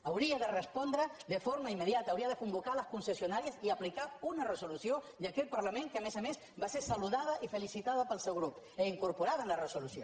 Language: Catalan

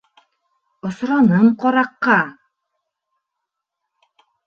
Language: Bashkir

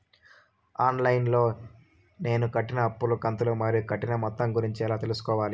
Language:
Telugu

